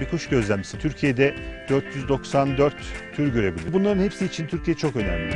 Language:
Turkish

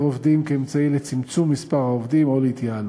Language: Hebrew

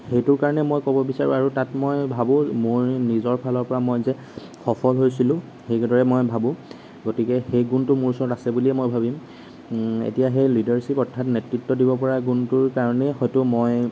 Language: Assamese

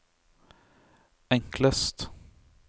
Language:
Norwegian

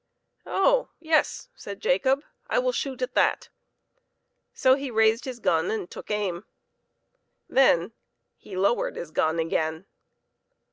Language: English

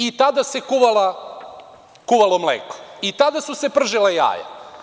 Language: Serbian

